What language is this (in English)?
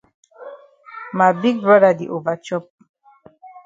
Cameroon Pidgin